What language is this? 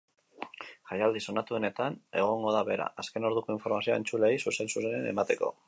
Basque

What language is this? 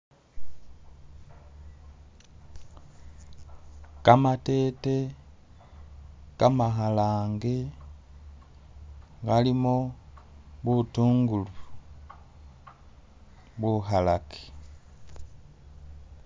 Masaaba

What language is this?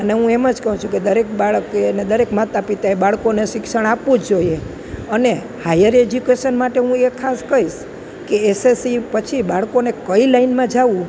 Gujarati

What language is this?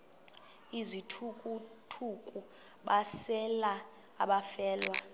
Xhosa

